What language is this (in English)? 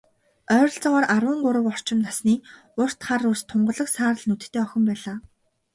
Mongolian